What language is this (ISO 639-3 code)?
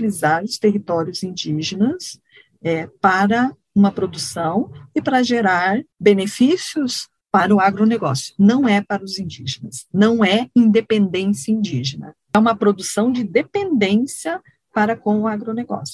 por